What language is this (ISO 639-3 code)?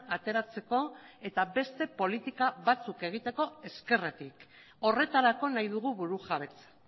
eus